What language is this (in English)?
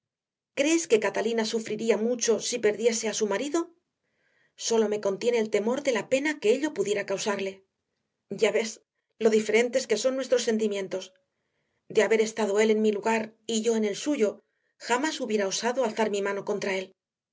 Spanish